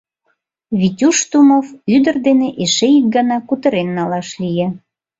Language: Mari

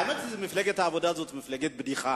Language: Hebrew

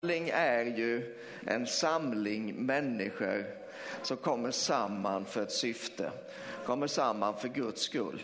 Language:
Swedish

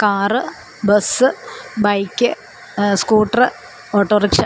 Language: Malayalam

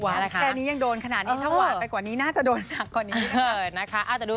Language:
Thai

